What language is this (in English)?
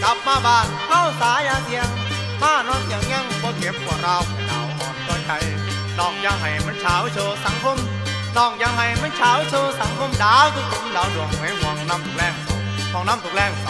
Thai